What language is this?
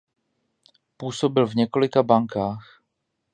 Czech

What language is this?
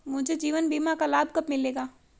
Hindi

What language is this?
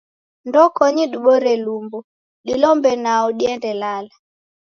Taita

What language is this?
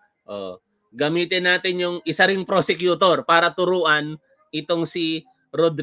Filipino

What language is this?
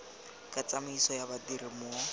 Tswana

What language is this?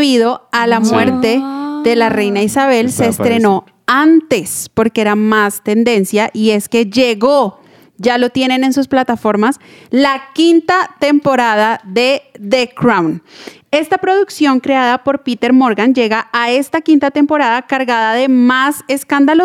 Spanish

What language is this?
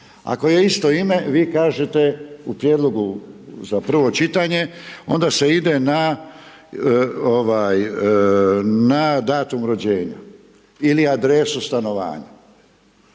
Croatian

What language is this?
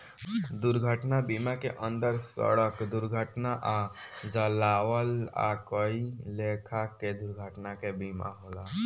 Bhojpuri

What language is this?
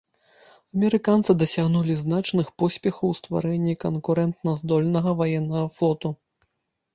Belarusian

